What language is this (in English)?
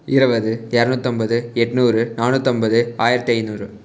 Tamil